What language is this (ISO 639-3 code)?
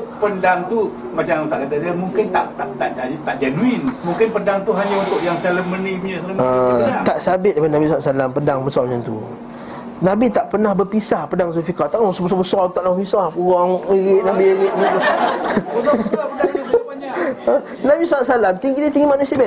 msa